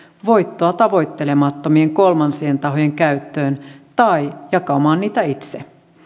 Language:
Finnish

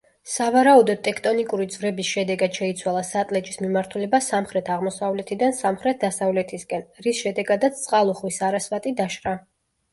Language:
Georgian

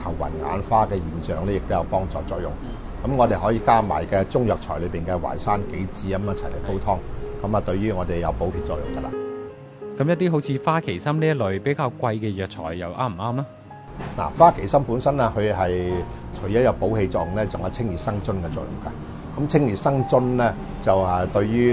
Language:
Chinese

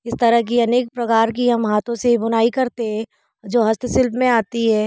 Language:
Hindi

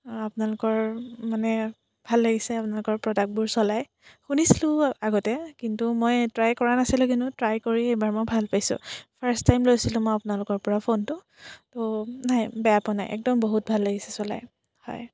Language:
Assamese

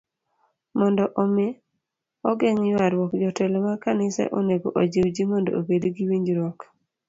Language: Luo (Kenya and Tanzania)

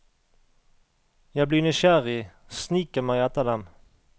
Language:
Norwegian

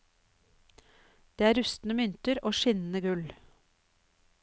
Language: Norwegian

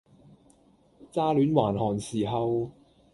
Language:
Cantonese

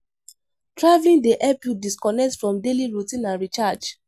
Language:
Nigerian Pidgin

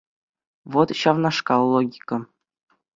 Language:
Chuvash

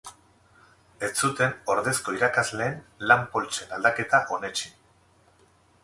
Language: Basque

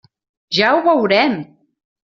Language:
Catalan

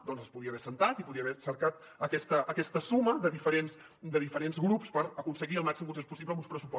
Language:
Catalan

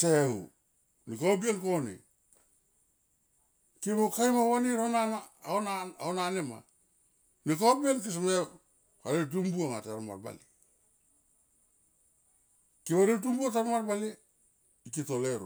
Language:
Tomoip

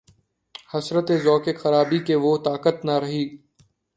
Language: Urdu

